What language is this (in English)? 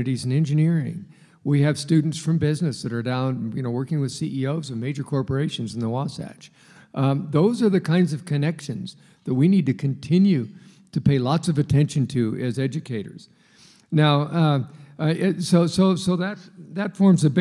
English